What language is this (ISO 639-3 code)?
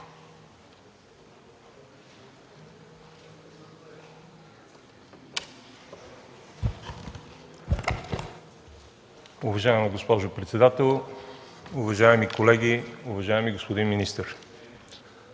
bul